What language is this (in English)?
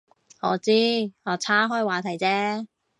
Cantonese